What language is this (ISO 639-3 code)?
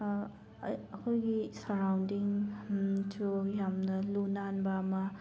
mni